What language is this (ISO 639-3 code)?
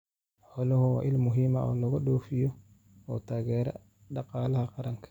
som